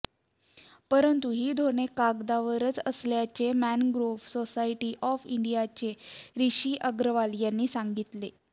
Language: Marathi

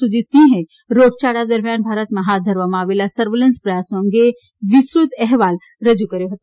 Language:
Gujarati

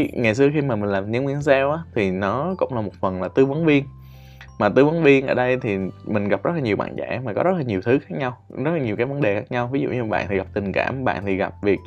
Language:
Vietnamese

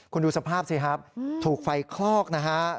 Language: Thai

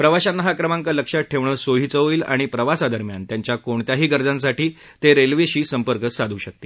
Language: Marathi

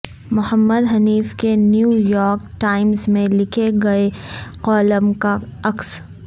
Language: Urdu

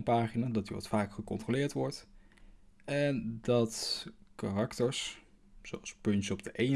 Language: Dutch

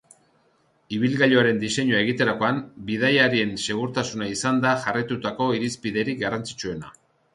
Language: Basque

